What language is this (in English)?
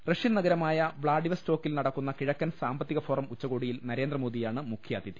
Malayalam